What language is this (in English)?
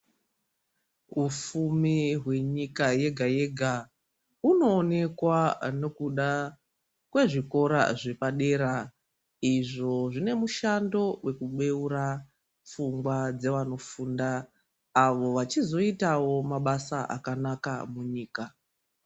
Ndau